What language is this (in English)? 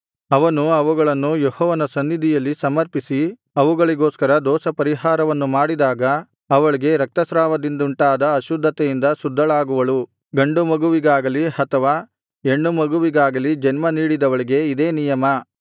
Kannada